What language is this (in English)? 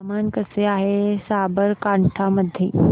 Marathi